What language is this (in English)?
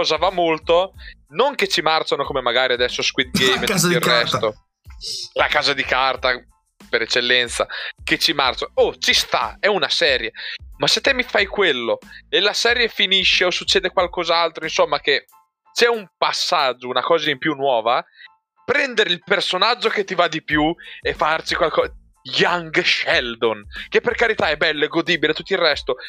Italian